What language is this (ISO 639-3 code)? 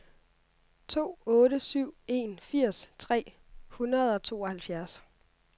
dan